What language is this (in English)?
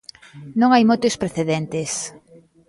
Galician